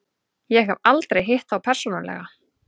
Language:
Icelandic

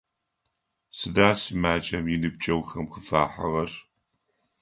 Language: Adyghe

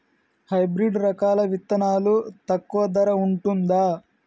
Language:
Telugu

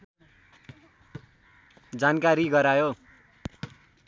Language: Nepali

